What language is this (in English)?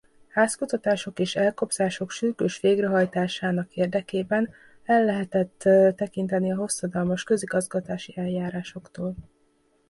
Hungarian